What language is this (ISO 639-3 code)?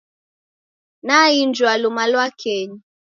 dav